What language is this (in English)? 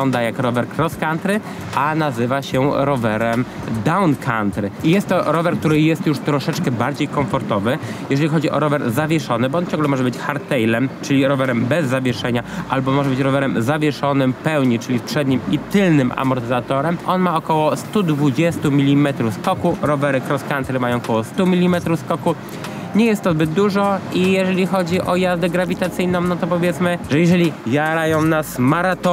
Polish